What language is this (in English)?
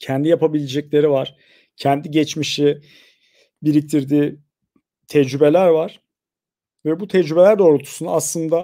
Turkish